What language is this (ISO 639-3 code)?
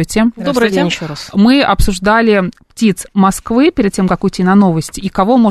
rus